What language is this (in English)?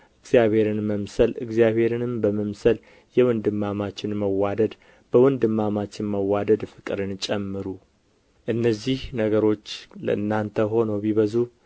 Amharic